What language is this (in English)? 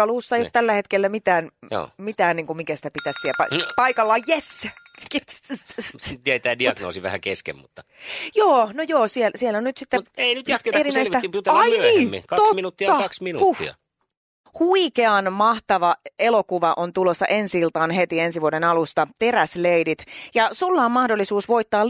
Finnish